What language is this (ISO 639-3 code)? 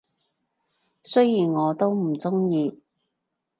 yue